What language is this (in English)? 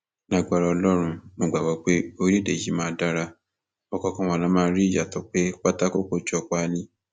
Yoruba